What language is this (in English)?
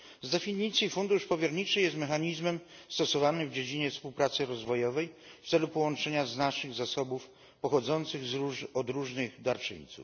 Polish